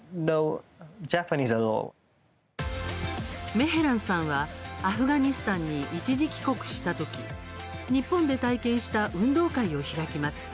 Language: Japanese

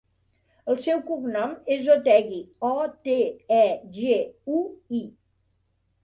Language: Catalan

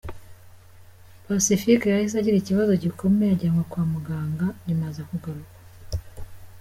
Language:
Kinyarwanda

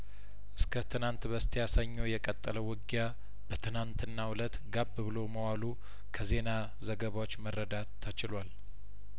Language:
Amharic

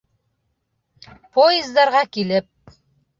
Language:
Bashkir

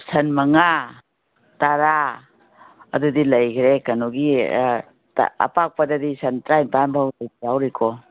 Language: Manipuri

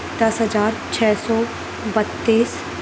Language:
Urdu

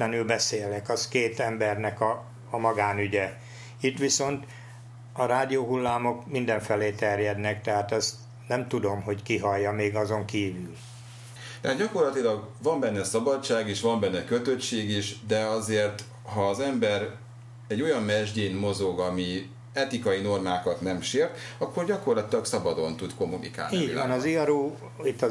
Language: Hungarian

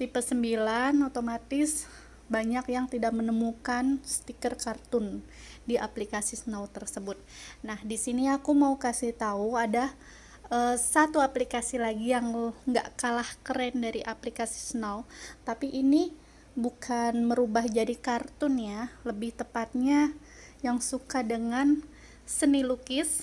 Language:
Indonesian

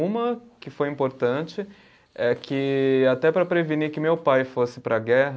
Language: Portuguese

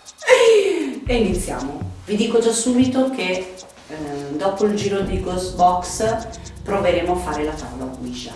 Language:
Italian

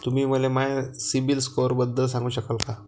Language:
Marathi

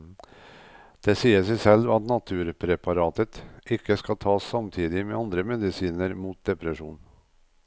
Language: Norwegian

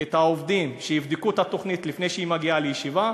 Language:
Hebrew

